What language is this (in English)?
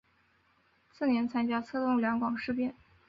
Chinese